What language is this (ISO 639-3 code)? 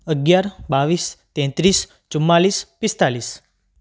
guj